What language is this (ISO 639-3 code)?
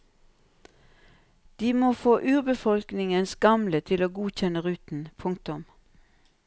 nor